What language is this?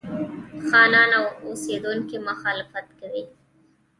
Pashto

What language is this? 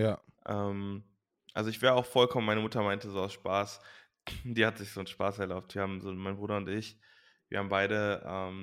German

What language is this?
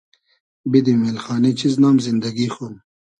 Hazaragi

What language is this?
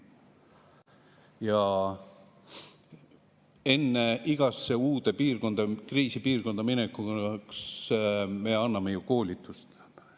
Estonian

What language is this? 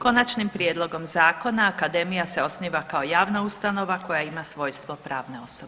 Croatian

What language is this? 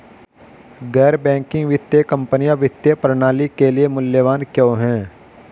Hindi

